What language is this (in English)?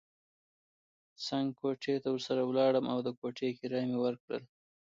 Pashto